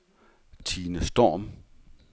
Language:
Danish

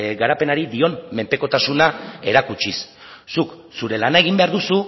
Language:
Basque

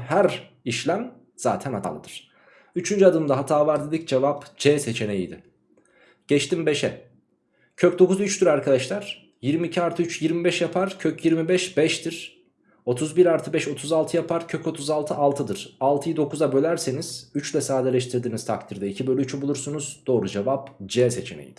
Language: Turkish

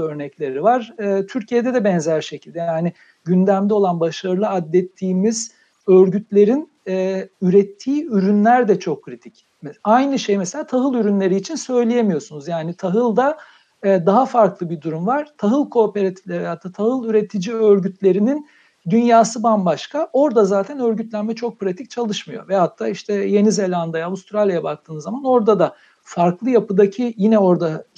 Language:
Turkish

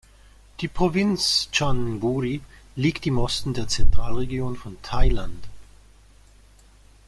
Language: German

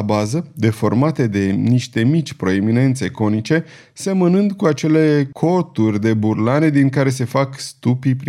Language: Romanian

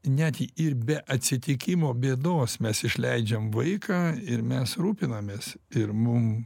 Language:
Lithuanian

